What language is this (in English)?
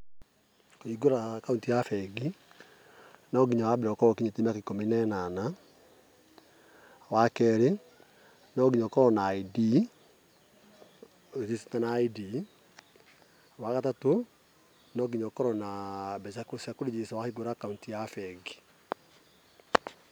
Kikuyu